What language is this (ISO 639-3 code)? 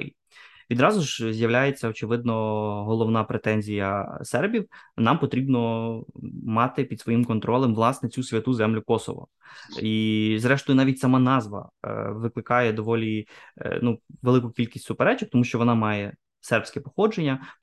ukr